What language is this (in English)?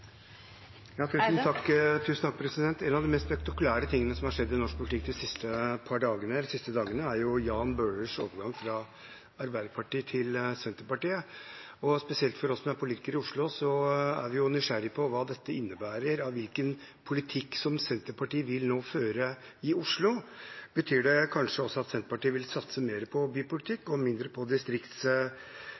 Norwegian Bokmål